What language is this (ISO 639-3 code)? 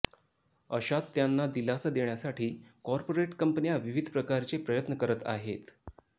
mar